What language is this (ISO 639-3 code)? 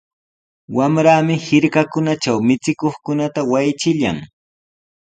qws